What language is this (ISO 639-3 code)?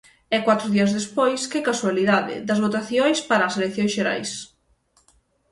glg